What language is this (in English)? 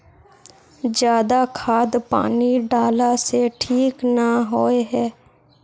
Magahi